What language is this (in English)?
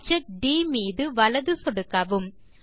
Tamil